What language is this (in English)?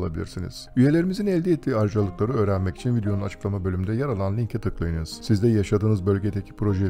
Turkish